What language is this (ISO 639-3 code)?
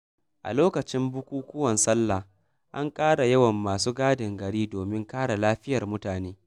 hau